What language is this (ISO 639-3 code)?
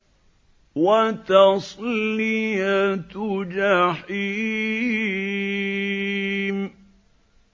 ara